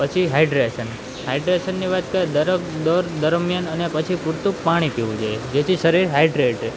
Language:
Gujarati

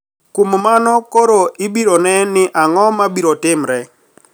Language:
Luo (Kenya and Tanzania)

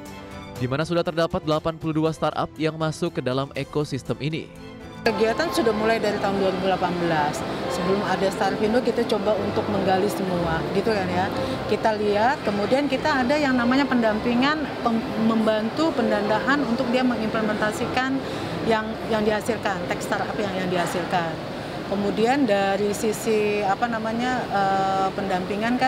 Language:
Indonesian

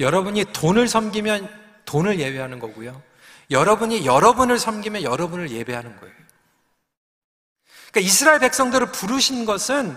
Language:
Korean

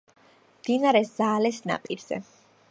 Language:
Georgian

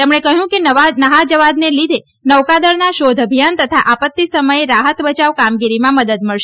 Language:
Gujarati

